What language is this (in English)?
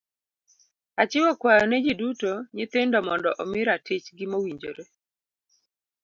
Luo (Kenya and Tanzania)